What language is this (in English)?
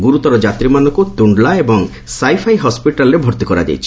Odia